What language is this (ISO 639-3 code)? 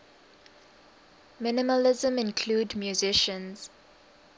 eng